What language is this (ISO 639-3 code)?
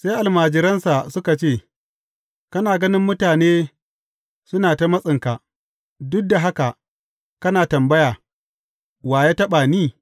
hau